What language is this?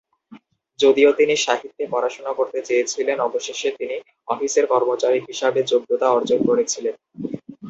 Bangla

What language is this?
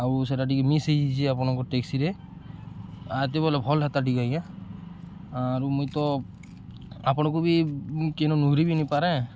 Odia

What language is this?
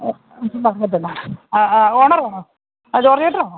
Malayalam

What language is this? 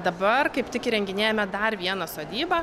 Lithuanian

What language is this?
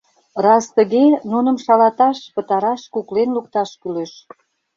Mari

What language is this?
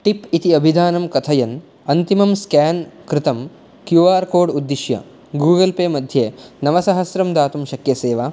Sanskrit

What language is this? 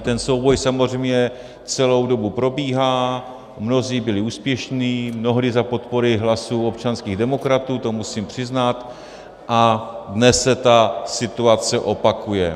Czech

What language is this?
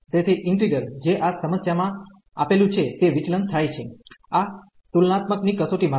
Gujarati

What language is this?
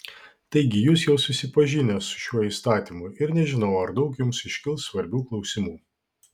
Lithuanian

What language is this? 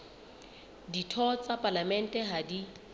Southern Sotho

